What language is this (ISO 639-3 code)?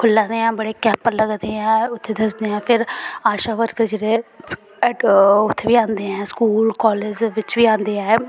doi